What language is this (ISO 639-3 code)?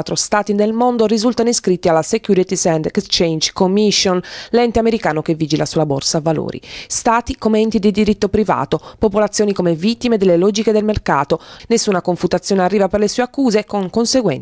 ita